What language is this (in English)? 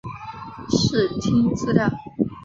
Chinese